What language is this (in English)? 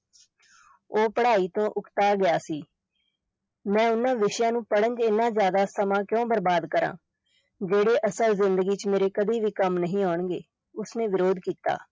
Punjabi